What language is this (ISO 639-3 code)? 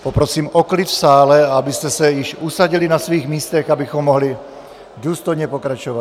ces